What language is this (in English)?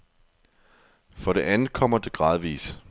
Danish